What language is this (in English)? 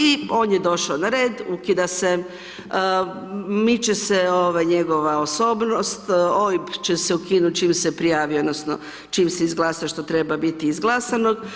Croatian